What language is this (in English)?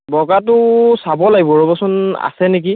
Assamese